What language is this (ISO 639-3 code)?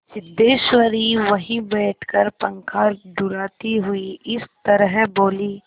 hin